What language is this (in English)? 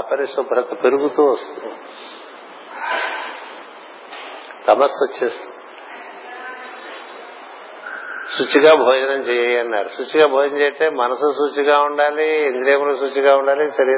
Telugu